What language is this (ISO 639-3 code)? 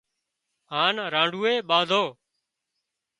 kxp